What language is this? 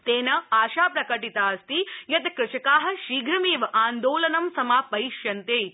Sanskrit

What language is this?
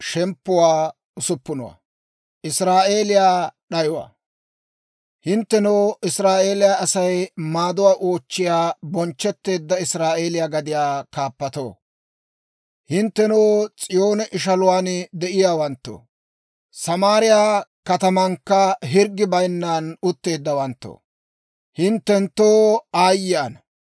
Dawro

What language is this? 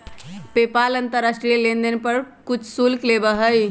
Magahi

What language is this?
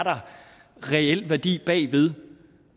Danish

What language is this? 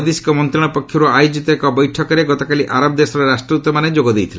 Odia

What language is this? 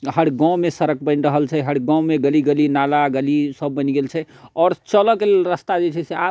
Maithili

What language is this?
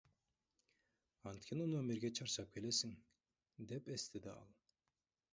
Kyrgyz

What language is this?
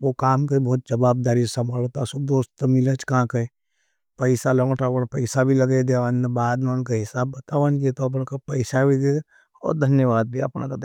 Nimadi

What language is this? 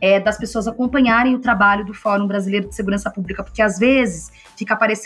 Portuguese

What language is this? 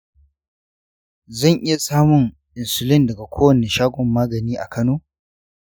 Hausa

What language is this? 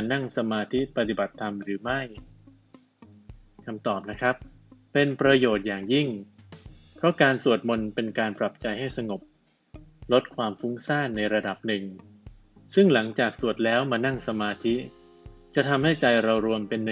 Thai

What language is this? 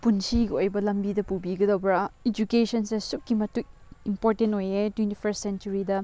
Manipuri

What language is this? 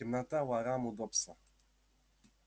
Russian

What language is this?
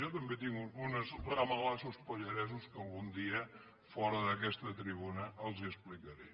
Catalan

